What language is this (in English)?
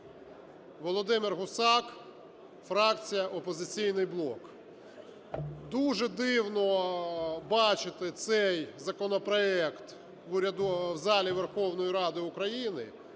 Ukrainian